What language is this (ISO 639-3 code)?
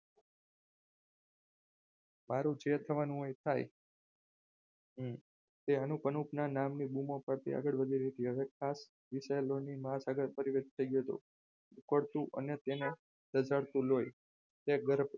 guj